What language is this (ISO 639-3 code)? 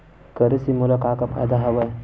hne